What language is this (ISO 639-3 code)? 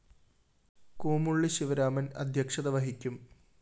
mal